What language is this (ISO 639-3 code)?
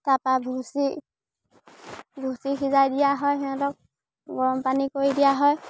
asm